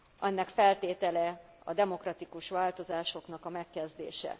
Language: Hungarian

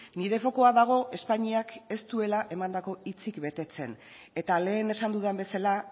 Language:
Basque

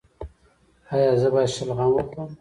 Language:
Pashto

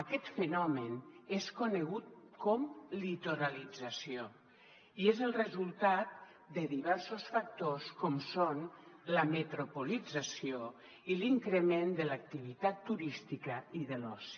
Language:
Catalan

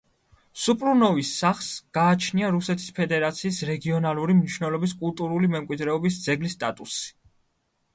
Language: Georgian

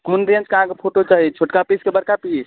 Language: Maithili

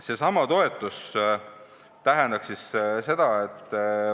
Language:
Estonian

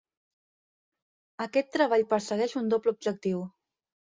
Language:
Catalan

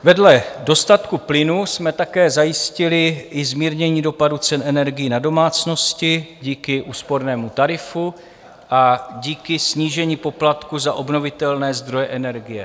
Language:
Czech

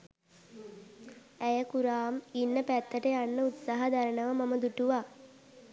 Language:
Sinhala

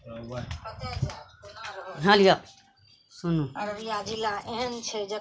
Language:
Maithili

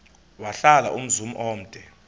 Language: Xhosa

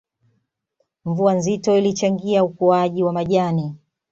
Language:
Swahili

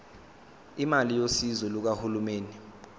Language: Zulu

